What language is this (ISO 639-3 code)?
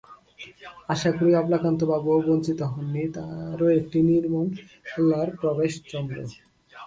ben